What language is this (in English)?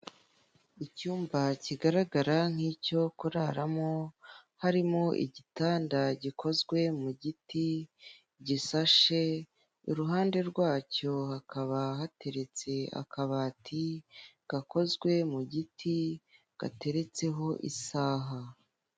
Kinyarwanda